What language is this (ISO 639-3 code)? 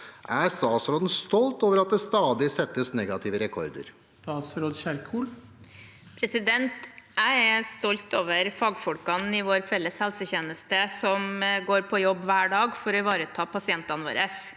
nor